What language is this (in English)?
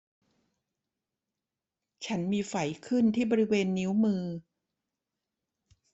Thai